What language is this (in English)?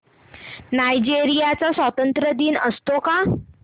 Marathi